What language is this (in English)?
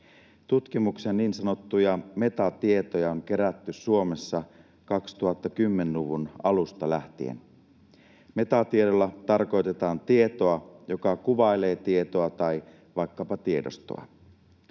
Finnish